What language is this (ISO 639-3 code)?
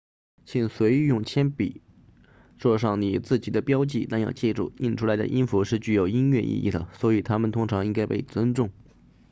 zho